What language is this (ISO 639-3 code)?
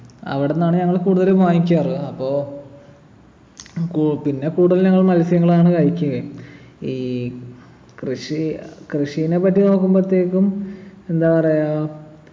mal